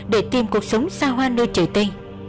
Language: Vietnamese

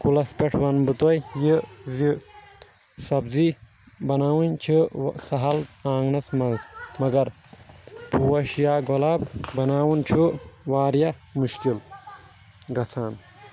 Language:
Kashmiri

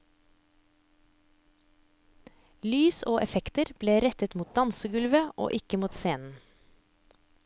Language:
Norwegian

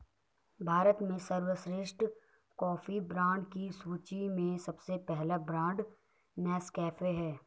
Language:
Hindi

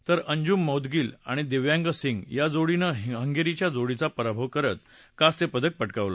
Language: Marathi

